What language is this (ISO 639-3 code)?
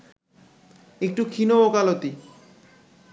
ben